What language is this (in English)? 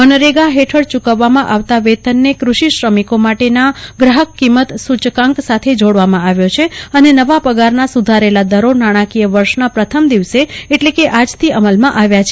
Gujarati